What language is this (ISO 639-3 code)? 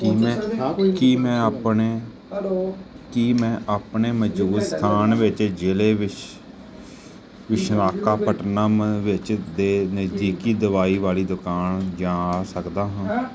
pan